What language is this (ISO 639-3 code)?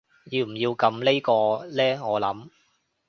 yue